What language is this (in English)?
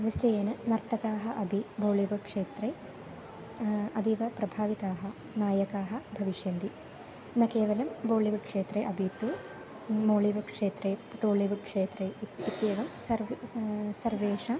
Sanskrit